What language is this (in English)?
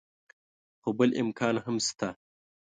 Pashto